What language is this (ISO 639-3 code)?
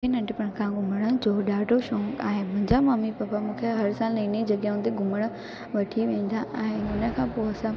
snd